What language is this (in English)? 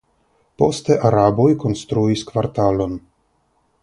Esperanto